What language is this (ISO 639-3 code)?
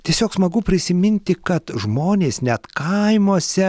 lit